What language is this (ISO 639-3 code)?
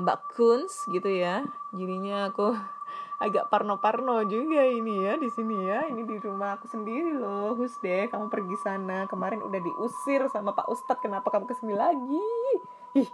ind